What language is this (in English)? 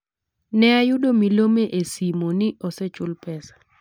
Luo (Kenya and Tanzania)